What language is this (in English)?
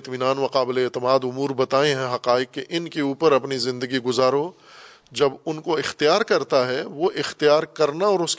Urdu